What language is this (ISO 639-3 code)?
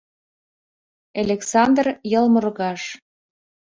chm